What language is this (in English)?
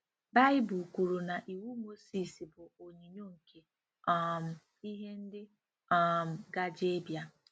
Igbo